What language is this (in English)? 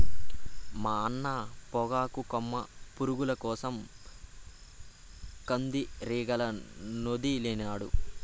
Telugu